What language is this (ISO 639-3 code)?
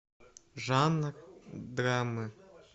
rus